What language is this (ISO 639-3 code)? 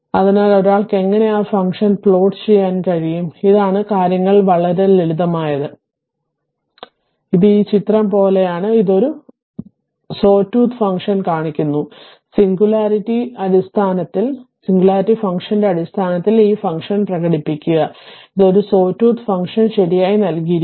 mal